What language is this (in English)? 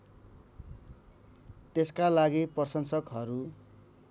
Nepali